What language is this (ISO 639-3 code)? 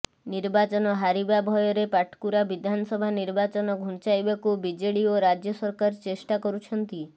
ori